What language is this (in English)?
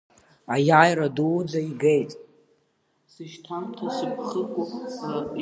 Abkhazian